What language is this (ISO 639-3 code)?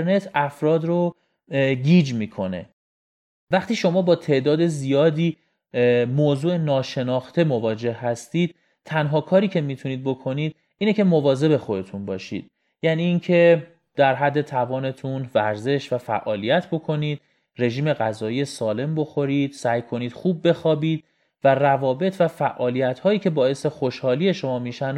fas